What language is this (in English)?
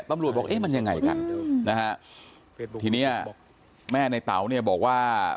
Thai